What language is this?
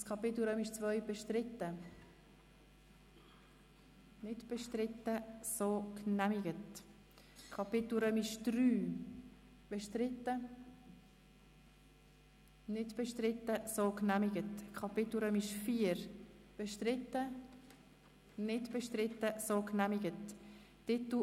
Swiss German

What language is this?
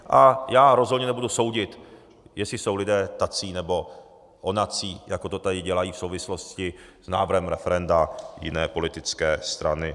Czech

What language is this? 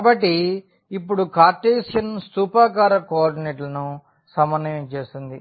Telugu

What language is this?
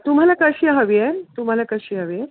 Marathi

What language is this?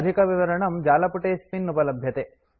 Sanskrit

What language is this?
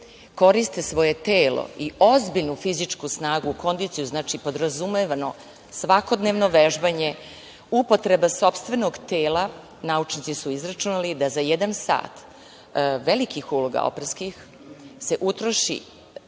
Serbian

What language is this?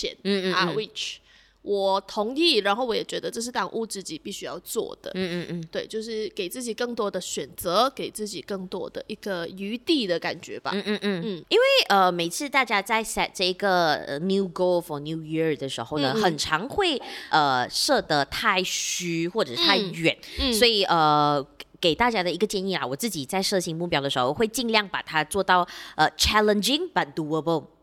Chinese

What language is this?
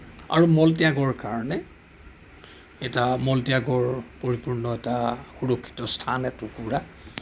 Assamese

